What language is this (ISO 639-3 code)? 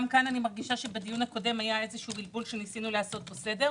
heb